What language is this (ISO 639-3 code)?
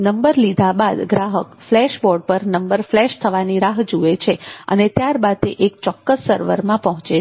guj